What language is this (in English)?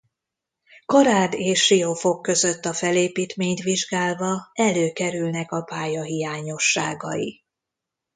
Hungarian